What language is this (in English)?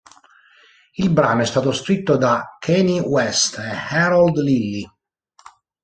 Italian